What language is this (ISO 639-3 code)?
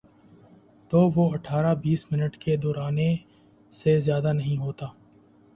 urd